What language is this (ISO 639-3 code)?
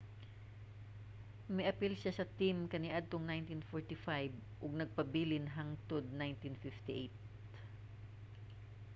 ceb